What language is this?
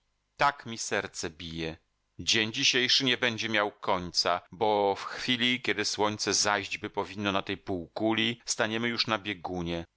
Polish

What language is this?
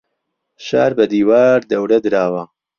Central Kurdish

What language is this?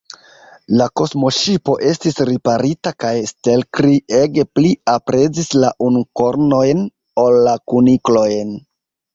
Esperanto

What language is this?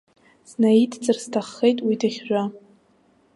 Abkhazian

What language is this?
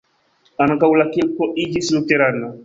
Esperanto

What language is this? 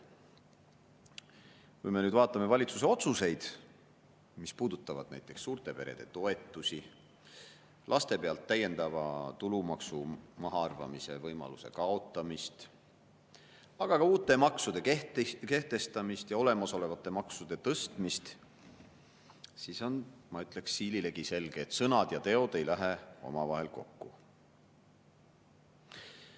Estonian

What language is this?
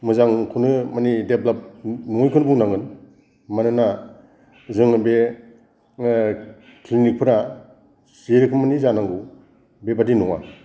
Bodo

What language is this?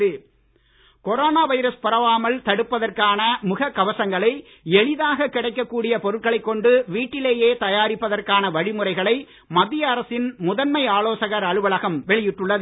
Tamil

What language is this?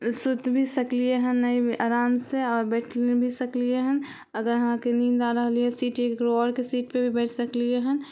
Maithili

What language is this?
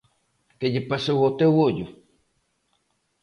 Galician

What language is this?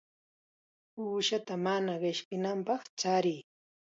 Chiquián Ancash Quechua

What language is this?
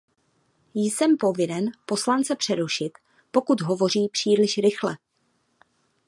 Czech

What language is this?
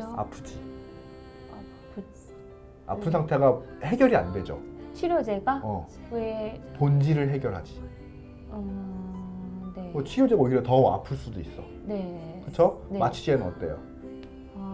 Korean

